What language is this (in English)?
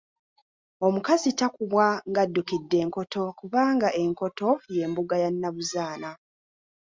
Ganda